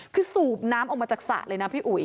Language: Thai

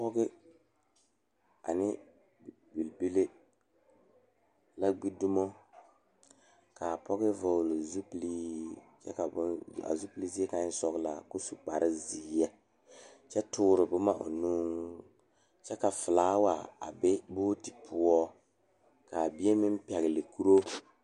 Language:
Southern Dagaare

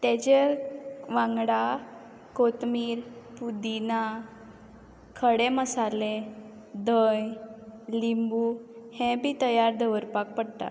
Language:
Konkani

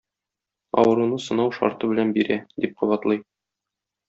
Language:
Tatar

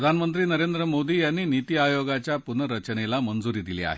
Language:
Marathi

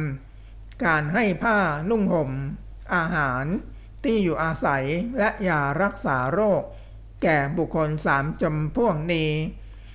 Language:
Thai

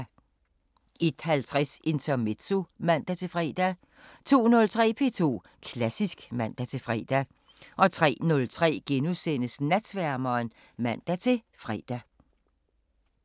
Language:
Danish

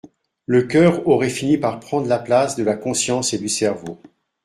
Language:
French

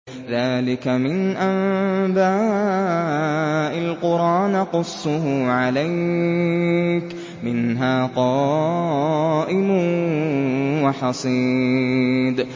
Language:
Arabic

